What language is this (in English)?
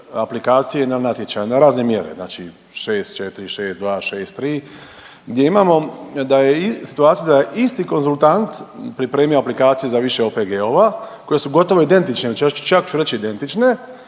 Croatian